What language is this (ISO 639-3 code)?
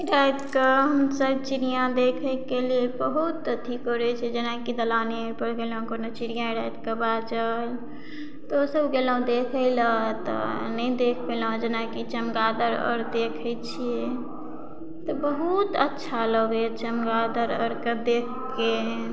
mai